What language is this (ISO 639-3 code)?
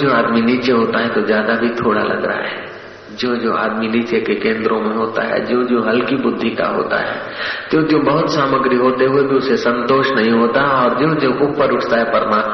hin